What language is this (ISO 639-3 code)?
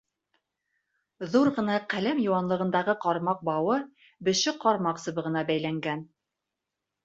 bak